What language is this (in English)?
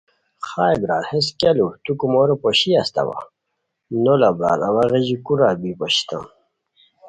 Khowar